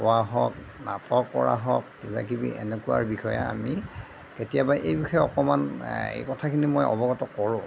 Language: Assamese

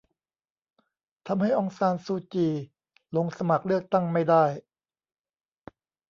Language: Thai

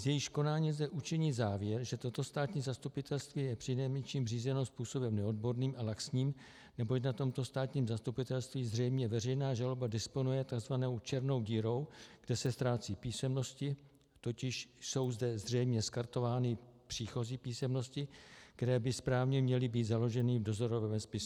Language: Czech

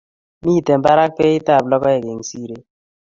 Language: Kalenjin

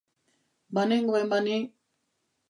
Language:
Basque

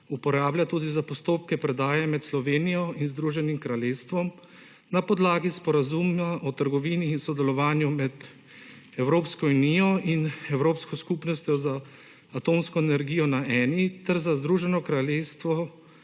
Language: Slovenian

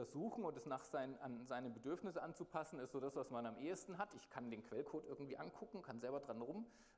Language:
German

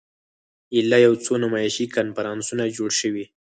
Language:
Pashto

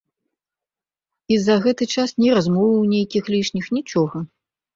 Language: Belarusian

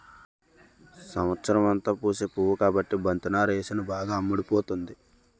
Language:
Telugu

